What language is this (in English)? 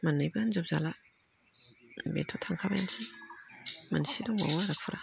Bodo